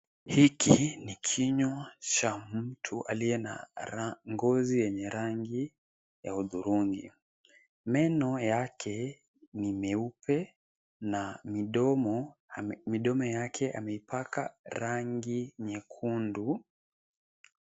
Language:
Swahili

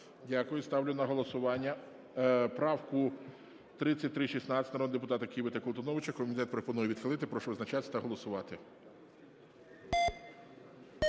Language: Ukrainian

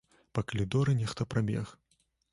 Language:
Belarusian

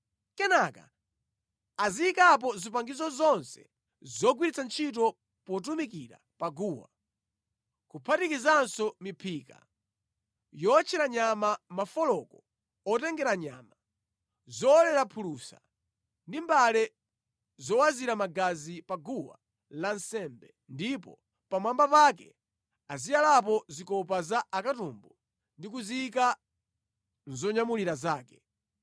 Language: Nyanja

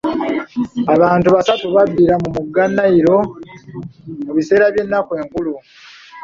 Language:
Ganda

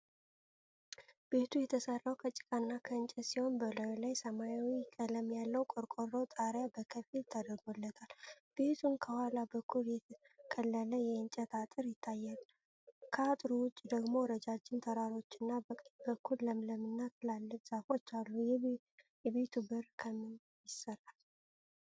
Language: Amharic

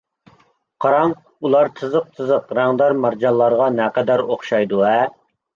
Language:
Uyghur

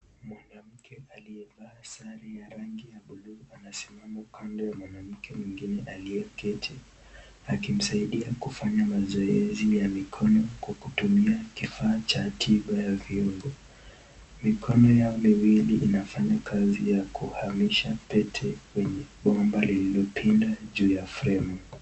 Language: Swahili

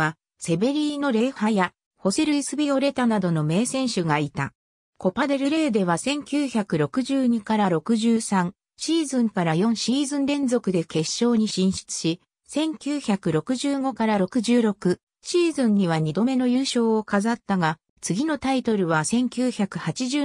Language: Japanese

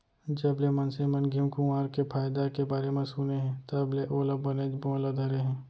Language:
Chhattisgarhi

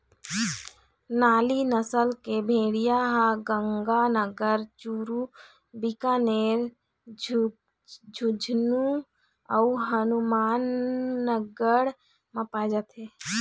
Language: Chhattisgarhi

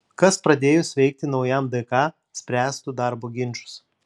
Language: Lithuanian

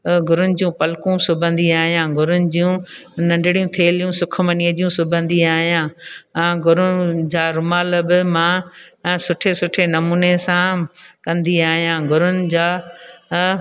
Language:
Sindhi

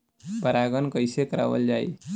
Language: Bhojpuri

